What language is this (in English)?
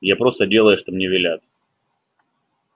Russian